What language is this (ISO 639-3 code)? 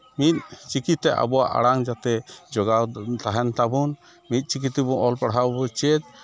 sat